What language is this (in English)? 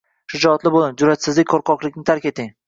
Uzbek